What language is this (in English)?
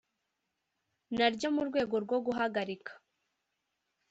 Kinyarwanda